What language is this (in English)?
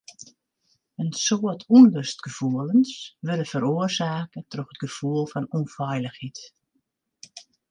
Western Frisian